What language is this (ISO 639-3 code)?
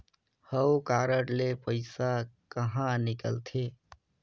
hne